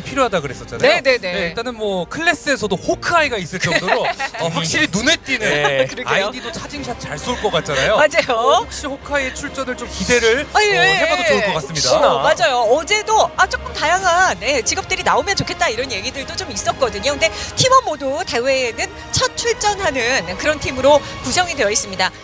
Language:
Korean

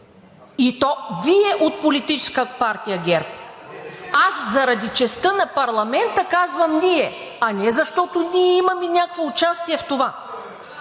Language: Bulgarian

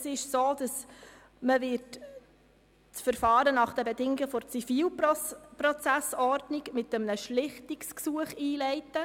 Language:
Swiss German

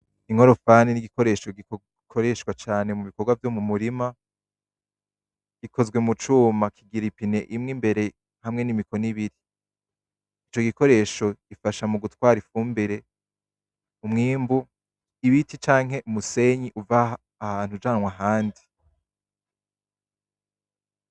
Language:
Rundi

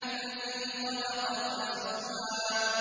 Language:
Arabic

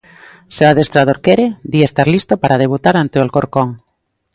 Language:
Galician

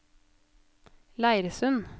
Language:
Norwegian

